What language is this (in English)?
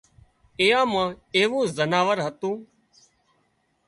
Wadiyara Koli